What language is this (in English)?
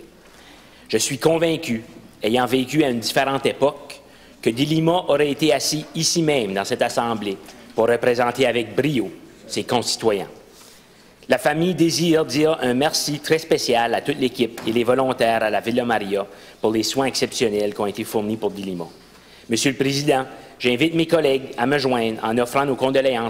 French